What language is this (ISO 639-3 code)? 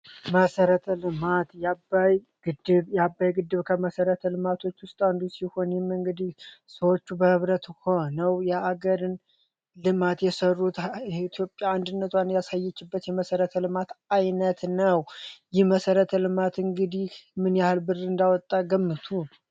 amh